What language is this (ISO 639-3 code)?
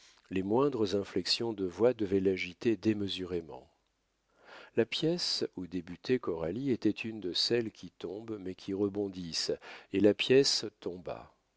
fra